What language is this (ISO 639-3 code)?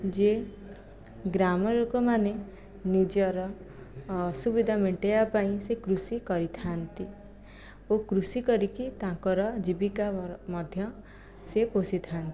ori